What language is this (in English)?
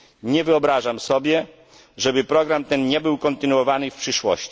Polish